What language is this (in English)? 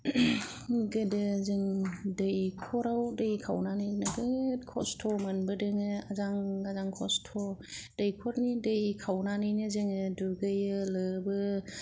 Bodo